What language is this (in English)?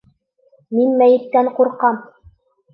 Bashkir